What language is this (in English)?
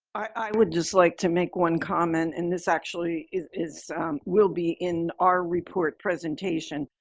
English